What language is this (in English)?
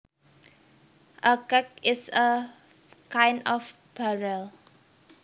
Javanese